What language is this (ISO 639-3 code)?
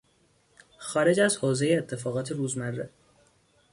fas